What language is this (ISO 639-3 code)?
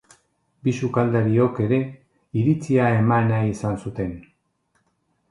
eus